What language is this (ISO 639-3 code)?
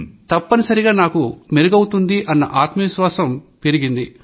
tel